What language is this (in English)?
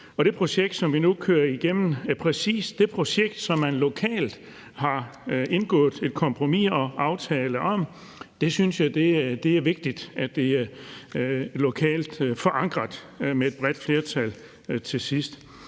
Danish